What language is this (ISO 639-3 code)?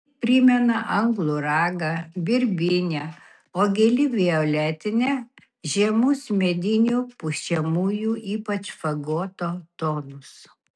lit